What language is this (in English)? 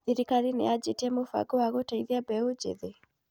Kikuyu